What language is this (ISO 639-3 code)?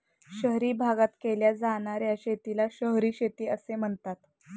mar